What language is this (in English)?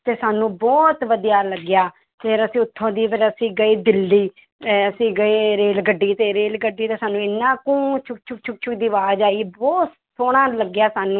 Punjabi